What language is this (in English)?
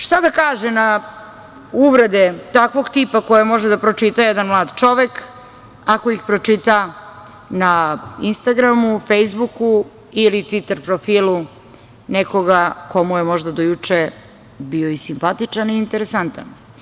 Serbian